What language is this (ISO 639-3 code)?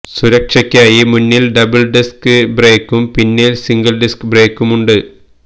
mal